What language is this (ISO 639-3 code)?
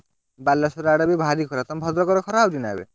ori